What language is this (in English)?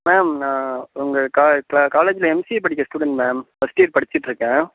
Tamil